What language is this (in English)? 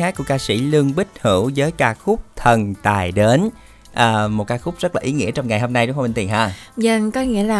Vietnamese